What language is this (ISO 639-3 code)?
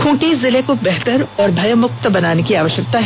hin